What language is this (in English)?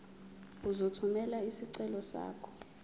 Zulu